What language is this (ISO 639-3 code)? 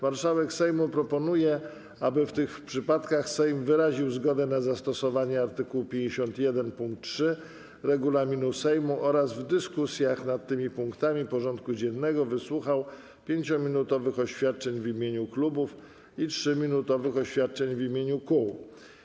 pol